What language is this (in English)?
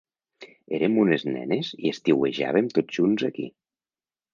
Catalan